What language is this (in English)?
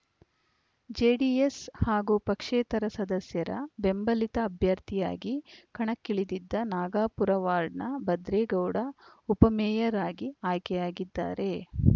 Kannada